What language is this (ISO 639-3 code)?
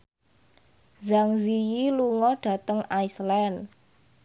jav